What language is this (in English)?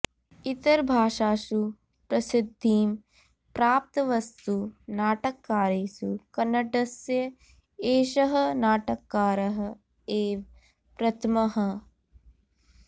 Sanskrit